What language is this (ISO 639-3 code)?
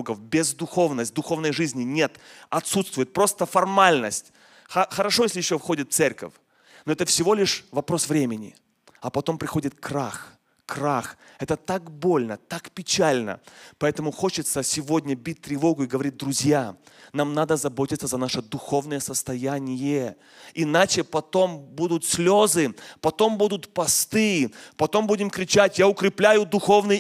rus